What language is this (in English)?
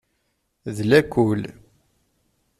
Kabyle